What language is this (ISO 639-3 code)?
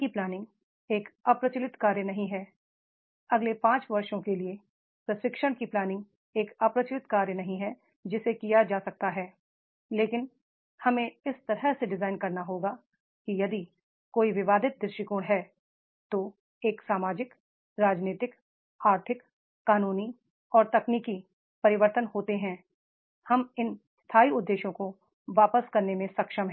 hin